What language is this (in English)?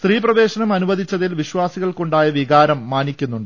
Malayalam